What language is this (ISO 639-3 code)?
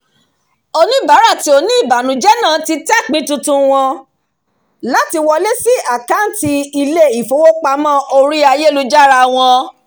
yor